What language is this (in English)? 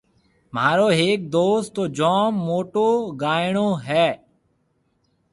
Marwari (Pakistan)